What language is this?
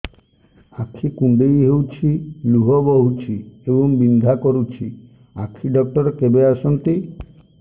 Odia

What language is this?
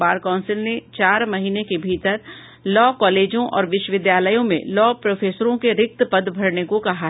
Hindi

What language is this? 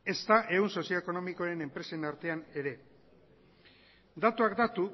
Basque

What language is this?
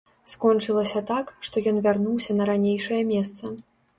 Belarusian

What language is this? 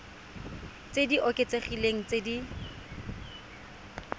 Tswana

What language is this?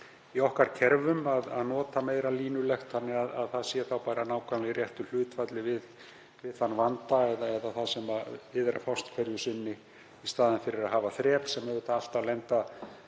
Icelandic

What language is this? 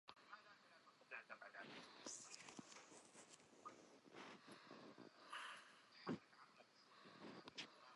Central Kurdish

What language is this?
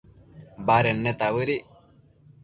Matsés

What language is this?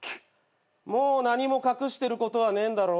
Japanese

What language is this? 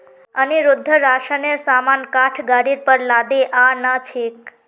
Magahi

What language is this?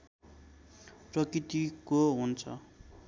Nepali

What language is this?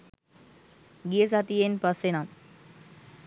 Sinhala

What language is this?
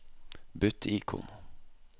Norwegian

